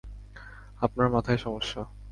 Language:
Bangla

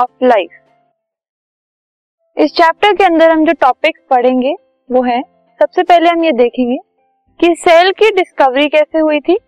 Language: Hindi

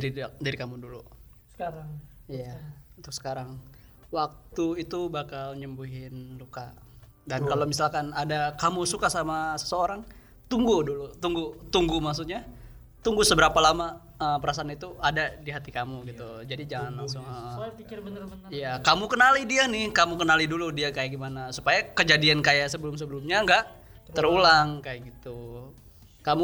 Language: Indonesian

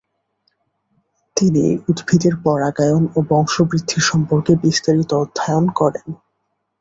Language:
Bangla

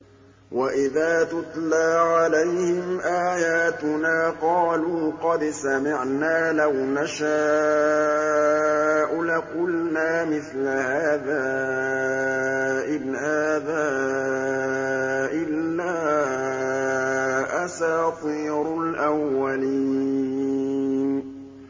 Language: Arabic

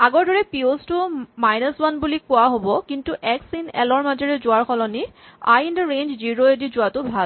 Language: Assamese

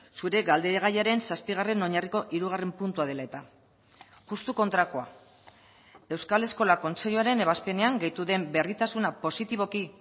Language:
Basque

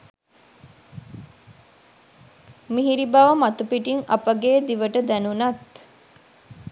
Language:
Sinhala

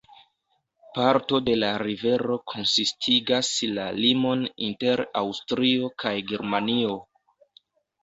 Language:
Esperanto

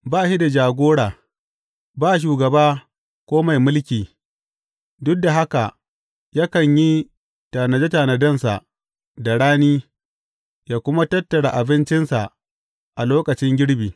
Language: Hausa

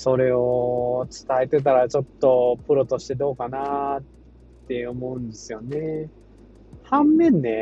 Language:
Japanese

